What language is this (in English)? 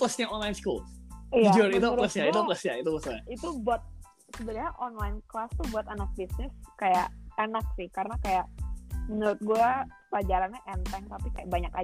Indonesian